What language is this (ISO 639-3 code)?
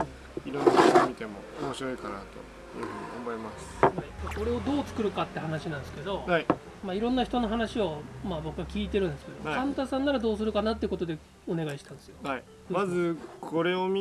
jpn